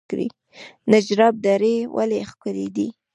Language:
Pashto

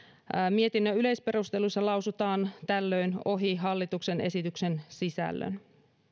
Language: Finnish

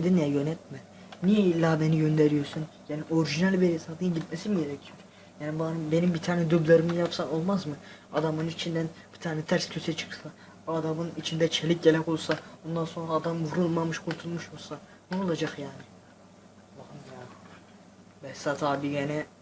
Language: Turkish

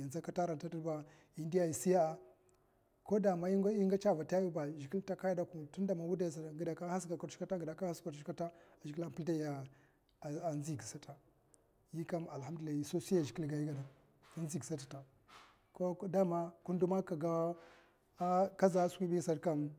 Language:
Mafa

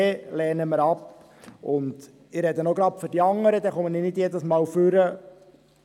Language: Swiss German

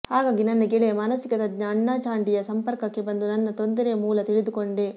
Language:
Kannada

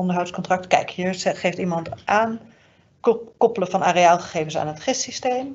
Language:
Dutch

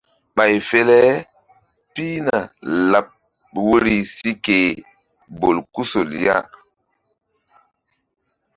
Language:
Mbum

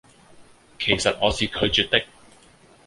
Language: Cantonese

